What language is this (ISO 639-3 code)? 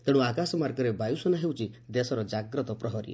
ori